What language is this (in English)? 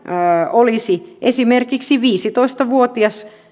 Finnish